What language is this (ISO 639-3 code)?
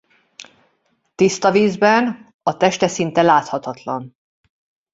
hun